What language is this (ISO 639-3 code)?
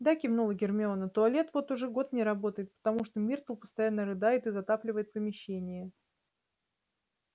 rus